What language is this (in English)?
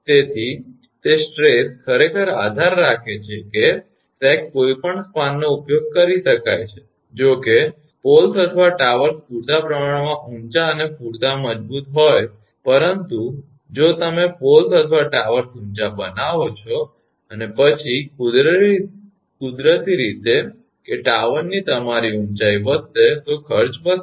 Gujarati